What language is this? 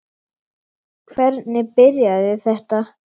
Icelandic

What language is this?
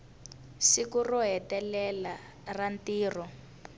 Tsonga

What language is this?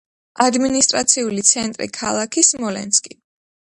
Georgian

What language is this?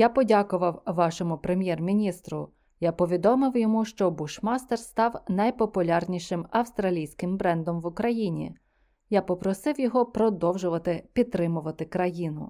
Ukrainian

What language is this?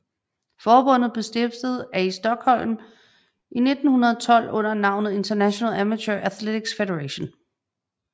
Danish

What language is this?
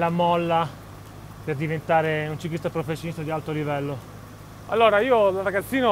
Italian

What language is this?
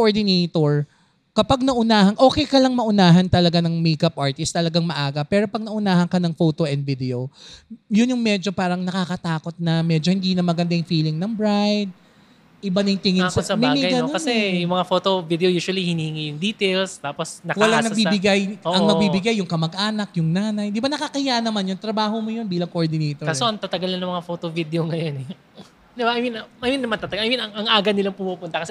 Filipino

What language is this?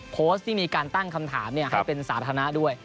Thai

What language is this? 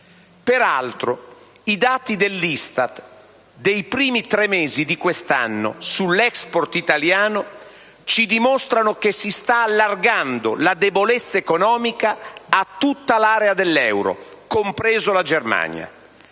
Italian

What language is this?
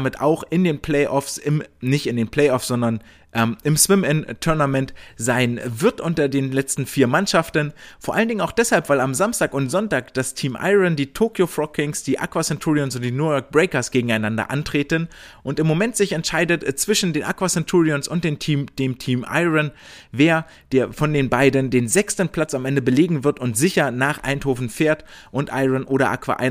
German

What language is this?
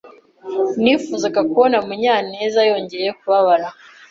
Kinyarwanda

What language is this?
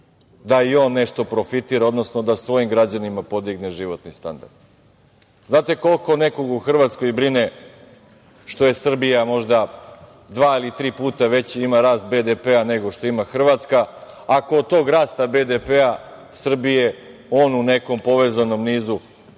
Serbian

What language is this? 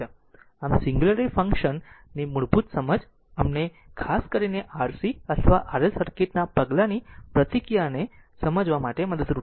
Gujarati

